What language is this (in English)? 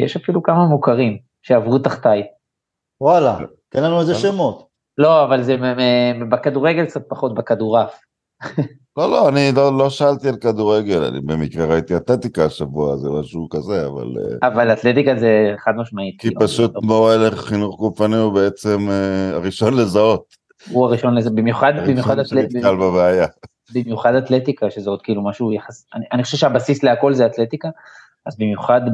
Hebrew